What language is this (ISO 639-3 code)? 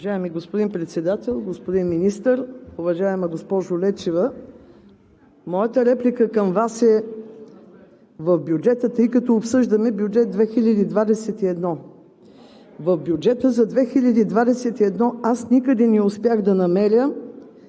bul